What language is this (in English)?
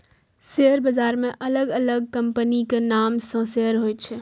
Maithili